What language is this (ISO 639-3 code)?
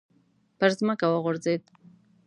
pus